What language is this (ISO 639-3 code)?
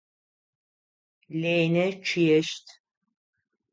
ady